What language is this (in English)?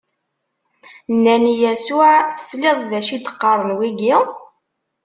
Kabyle